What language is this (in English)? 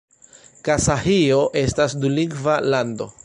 Esperanto